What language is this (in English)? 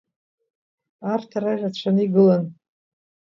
Abkhazian